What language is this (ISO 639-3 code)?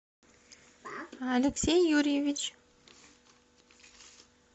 rus